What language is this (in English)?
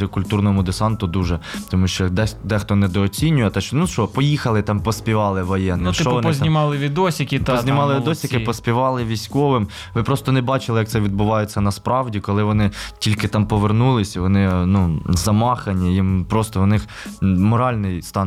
Ukrainian